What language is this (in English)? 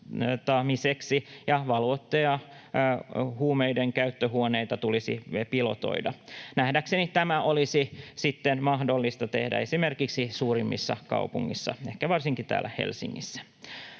Finnish